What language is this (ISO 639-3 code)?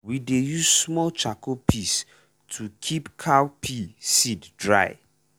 pcm